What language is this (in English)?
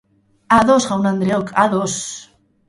Basque